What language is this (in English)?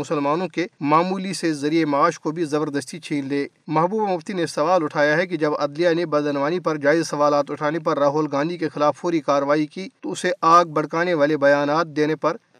Urdu